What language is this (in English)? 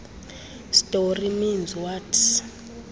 Xhosa